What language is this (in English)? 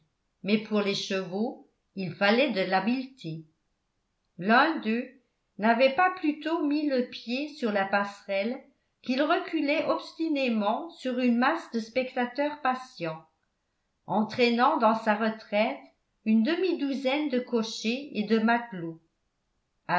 French